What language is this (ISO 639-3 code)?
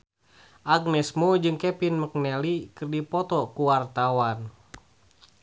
sun